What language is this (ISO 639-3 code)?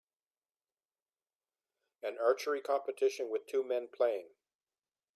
eng